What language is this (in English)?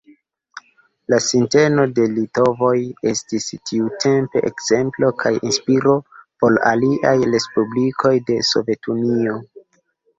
Esperanto